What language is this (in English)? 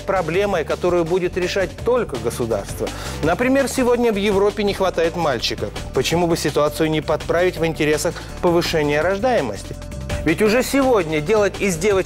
Russian